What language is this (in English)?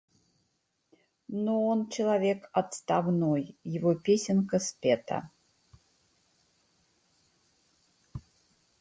Russian